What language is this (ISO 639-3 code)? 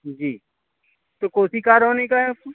urd